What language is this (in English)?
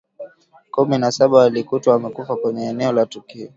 Swahili